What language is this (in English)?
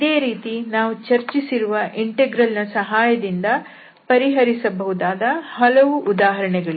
Kannada